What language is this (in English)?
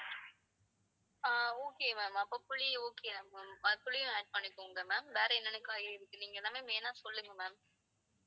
Tamil